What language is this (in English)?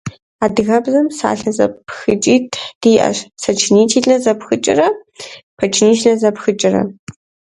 Kabardian